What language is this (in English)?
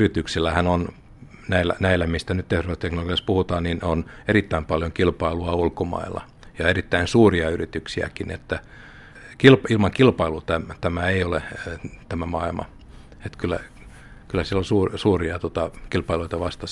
Finnish